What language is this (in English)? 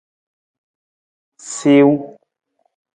Nawdm